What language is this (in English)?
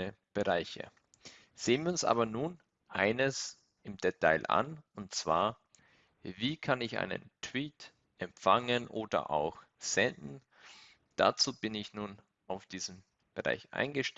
German